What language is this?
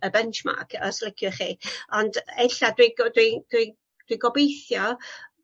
Welsh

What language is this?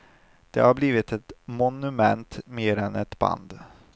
Swedish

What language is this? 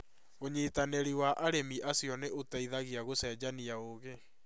Kikuyu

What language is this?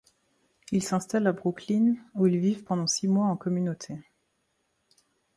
French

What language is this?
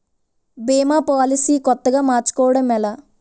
Telugu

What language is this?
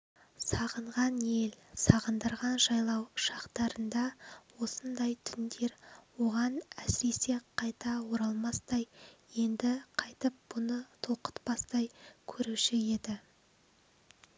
Kazakh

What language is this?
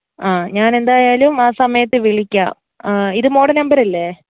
Malayalam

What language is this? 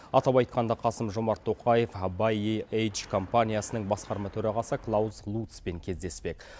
Kazakh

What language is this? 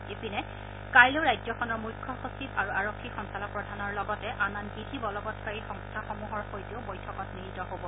Assamese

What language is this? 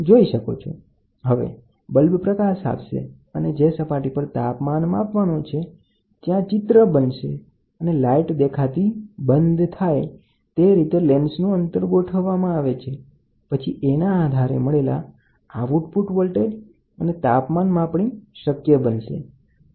Gujarati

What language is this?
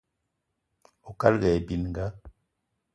Eton (Cameroon)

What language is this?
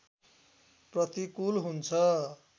Nepali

